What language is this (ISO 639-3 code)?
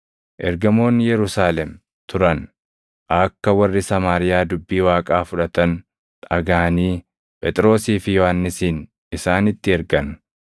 orm